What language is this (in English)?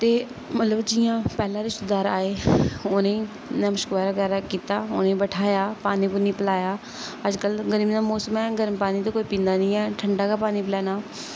Dogri